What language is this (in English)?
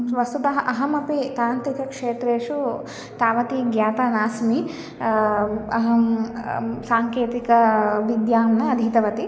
Sanskrit